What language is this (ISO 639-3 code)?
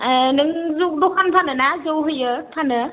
brx